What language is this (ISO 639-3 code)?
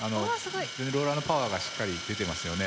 jpn